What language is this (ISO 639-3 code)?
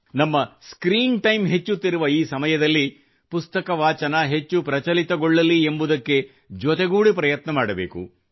kan